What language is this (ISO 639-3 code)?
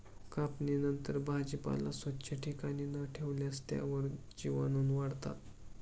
mar